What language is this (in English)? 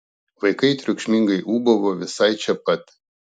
Lithuanian